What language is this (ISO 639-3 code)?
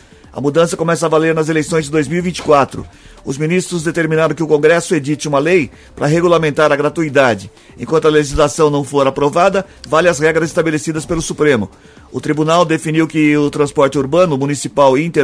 por